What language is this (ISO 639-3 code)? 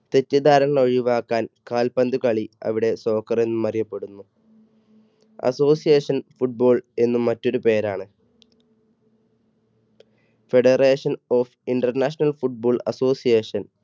mal